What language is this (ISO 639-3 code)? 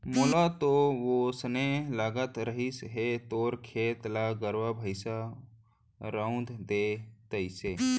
hne